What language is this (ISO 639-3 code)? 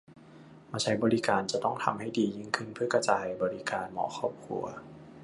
tha